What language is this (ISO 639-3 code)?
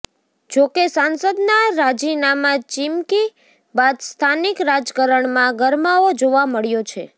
guj